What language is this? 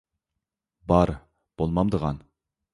Uyghur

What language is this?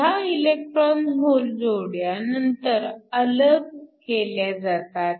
Marathi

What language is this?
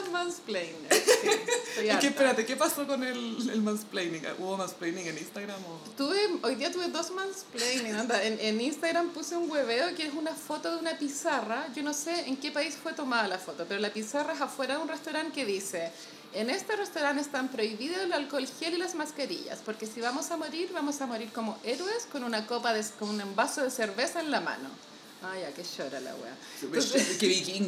Spanish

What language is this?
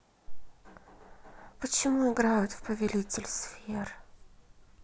Russian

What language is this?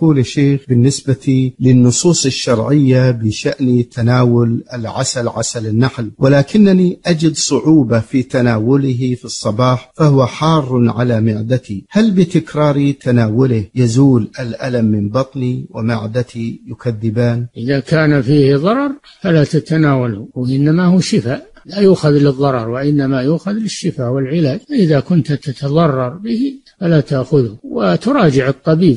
Arabic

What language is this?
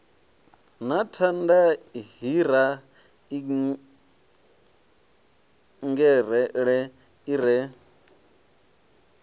Venda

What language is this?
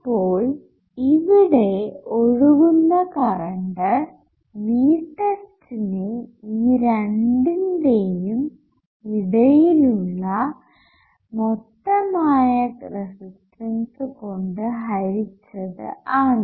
Malayalam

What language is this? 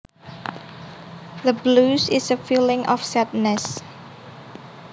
Javanese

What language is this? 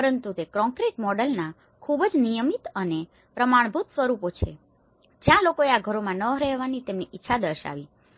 Gujarati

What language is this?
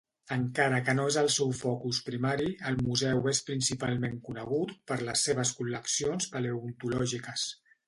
Catalan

